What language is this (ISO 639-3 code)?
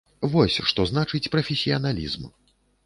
bel